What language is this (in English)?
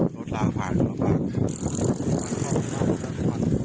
Thai